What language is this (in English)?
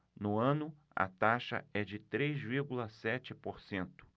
Portuguese